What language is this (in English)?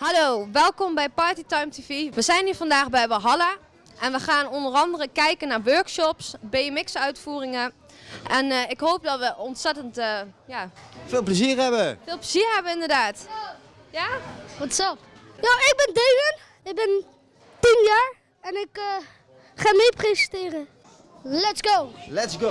Dutch